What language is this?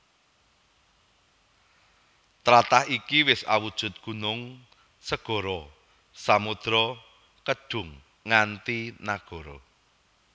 Javanese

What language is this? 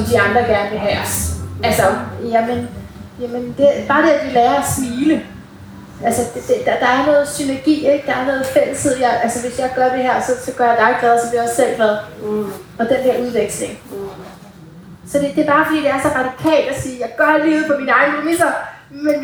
Danish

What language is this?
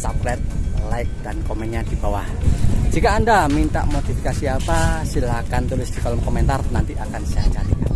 Indonesian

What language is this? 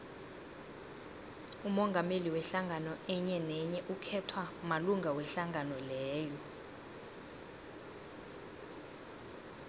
South Ndebele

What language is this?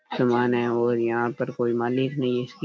Rajasthani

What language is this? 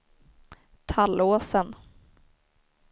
Swedish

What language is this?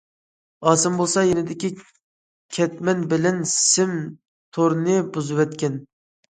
Uyghur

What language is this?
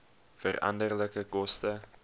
Afrikaans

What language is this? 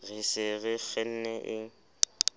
Southern Sotho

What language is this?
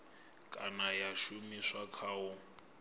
Venda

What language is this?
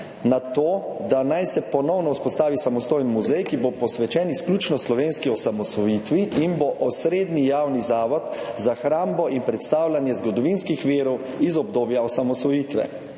Slovenian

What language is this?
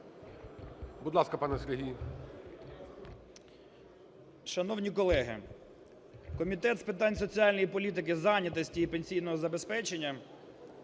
Ukrainian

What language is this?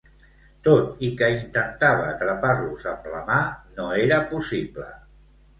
Catalan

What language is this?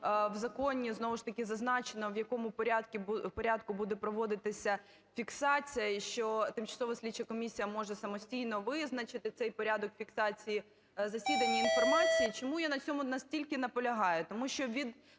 Ukrainian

